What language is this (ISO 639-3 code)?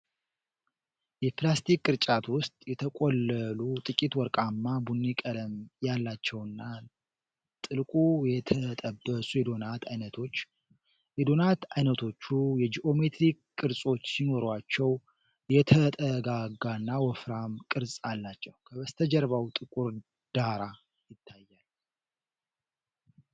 amh